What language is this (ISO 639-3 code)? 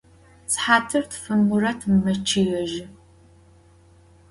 ady